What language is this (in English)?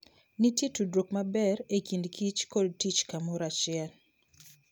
Luo (Kenya and Tanzania)